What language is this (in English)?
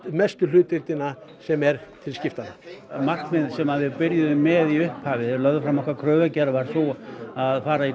Icelandic